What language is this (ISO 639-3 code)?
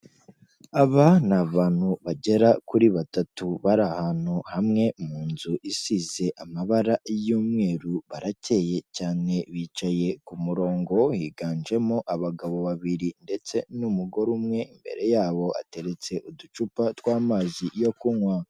kin